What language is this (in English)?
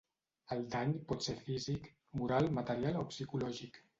Catalan